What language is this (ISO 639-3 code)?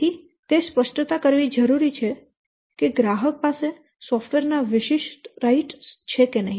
guj